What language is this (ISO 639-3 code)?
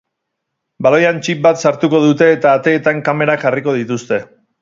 eus